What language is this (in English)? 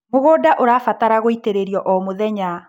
Kikuyu